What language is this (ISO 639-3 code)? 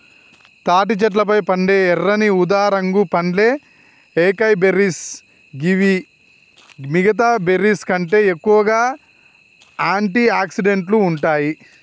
tel